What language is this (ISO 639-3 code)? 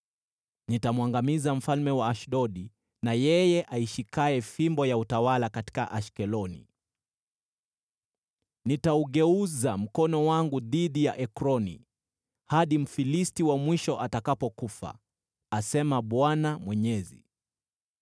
swa